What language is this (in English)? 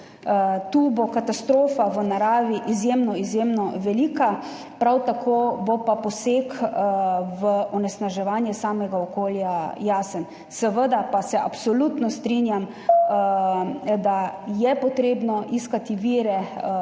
Slovenian